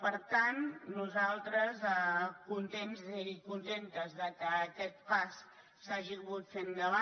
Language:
Catalan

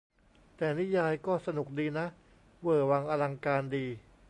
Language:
Thai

